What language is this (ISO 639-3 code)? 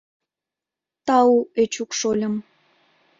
chm